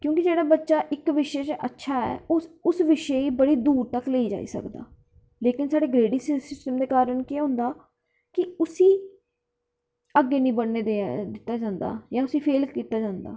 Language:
Dogri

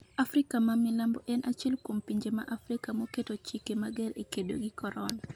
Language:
Luo (Kenya and Tanzania)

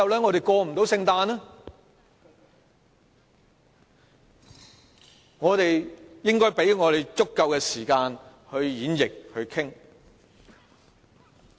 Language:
Cantonese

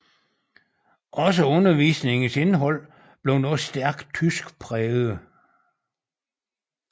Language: Danish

